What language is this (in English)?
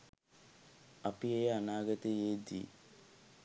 Sinhala